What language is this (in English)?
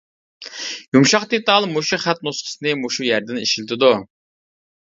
Uyghur